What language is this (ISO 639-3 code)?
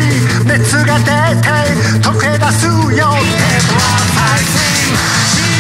jpn